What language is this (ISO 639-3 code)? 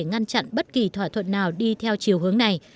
vie